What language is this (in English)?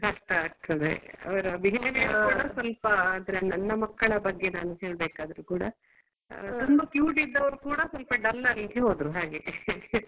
Kannada